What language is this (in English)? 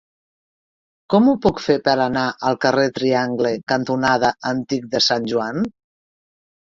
Catalan